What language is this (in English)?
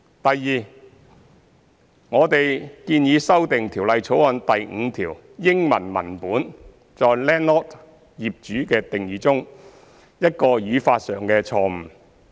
Cantonese